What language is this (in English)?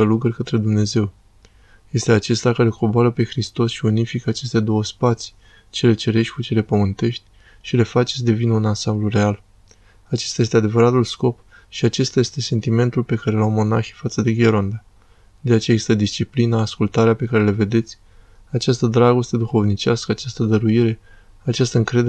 Romanian